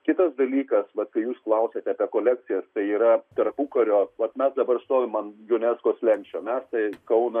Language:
Lithuanian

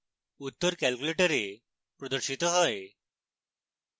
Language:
Bangla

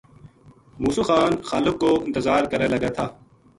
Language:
Gujari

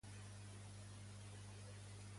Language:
Catalan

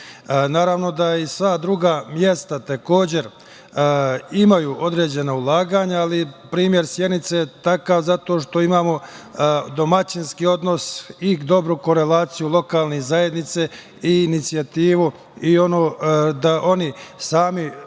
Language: Serbian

